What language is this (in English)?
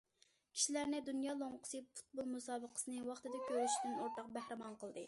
Uyghur